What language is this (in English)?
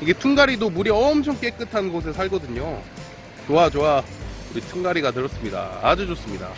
Korean